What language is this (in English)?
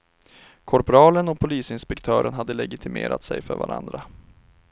Swedish